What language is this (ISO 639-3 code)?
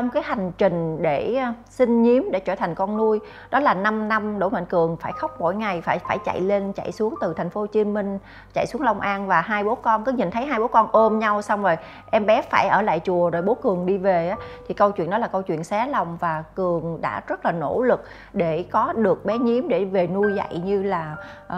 vie